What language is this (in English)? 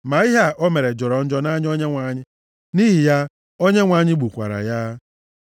Igbo